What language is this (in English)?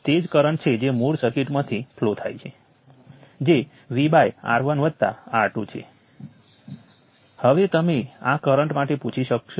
Gujarati